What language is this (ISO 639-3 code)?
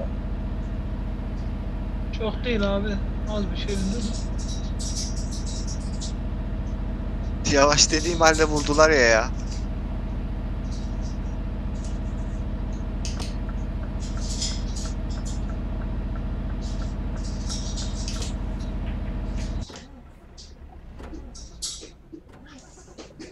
tur